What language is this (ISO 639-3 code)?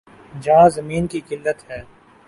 urd